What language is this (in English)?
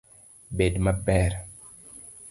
Luo (Kenya and Tanzania)